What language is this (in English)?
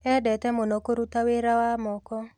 Kikuyu